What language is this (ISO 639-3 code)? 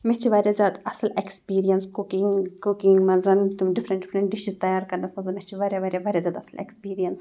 kas